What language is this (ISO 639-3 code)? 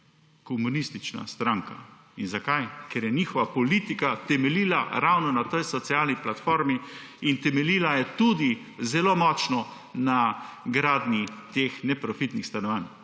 slv